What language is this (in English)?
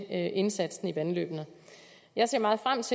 Danish